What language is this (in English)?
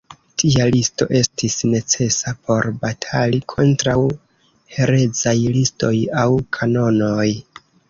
Esperanto